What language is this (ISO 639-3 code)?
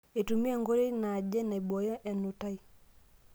mas